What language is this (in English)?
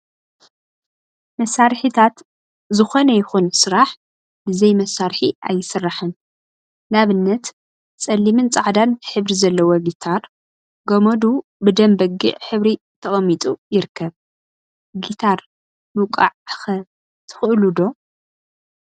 Tigrinya